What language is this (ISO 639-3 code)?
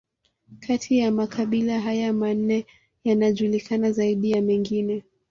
swa